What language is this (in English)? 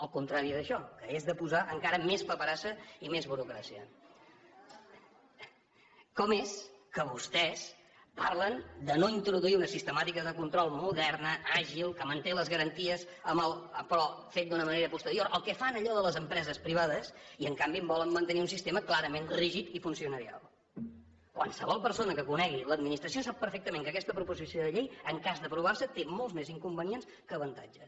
Catalan